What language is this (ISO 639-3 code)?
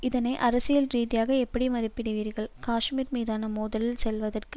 tam